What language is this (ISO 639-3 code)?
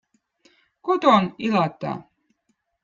vot